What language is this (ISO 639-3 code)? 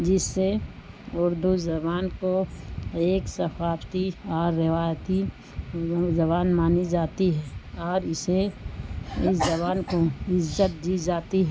urd